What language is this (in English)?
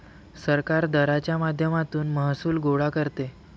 Marathi